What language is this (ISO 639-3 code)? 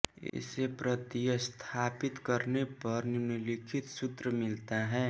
hin